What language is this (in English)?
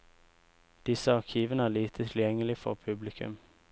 Norwegian